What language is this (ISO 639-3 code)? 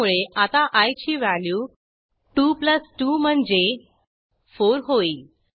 mar